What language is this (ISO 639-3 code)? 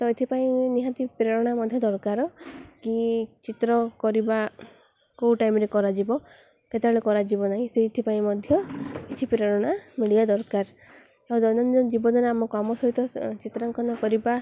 ori